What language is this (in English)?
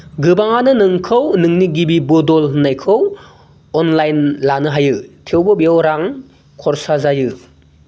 Bodo